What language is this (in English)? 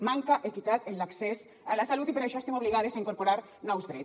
Catalan